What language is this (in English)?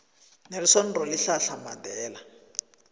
South Ndebele